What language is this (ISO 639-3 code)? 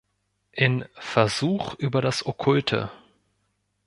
deu